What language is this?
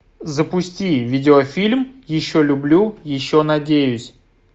Russian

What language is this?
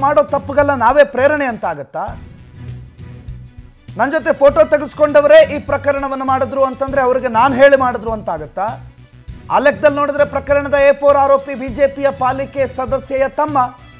Indonesian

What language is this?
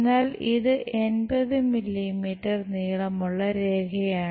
Malayalam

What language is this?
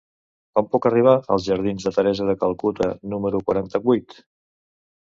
Catalan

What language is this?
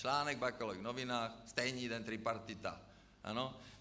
Czech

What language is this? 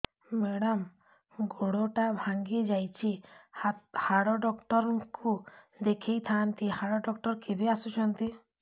Odia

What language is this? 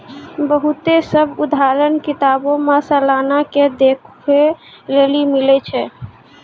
Maithili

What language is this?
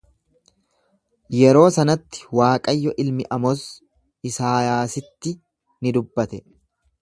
Oromo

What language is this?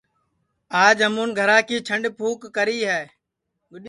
Sansi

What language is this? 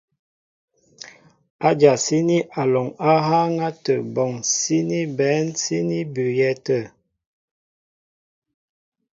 Mbo (Cameroon)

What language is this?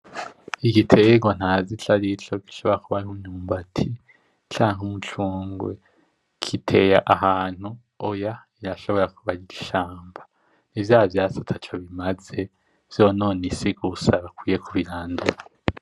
Rundi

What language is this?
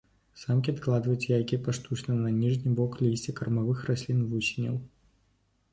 Belarusian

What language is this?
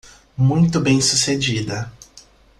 Portuguese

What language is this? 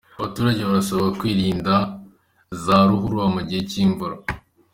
Kinyarwanda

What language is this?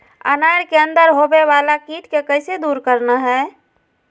Magahi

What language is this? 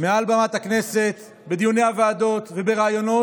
Hebrew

